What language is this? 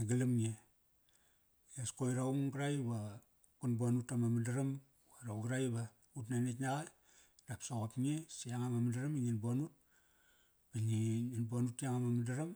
Kairak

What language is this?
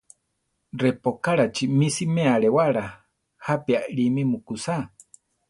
Central Tarahumara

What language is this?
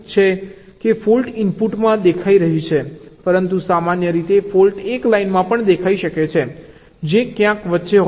Gujarati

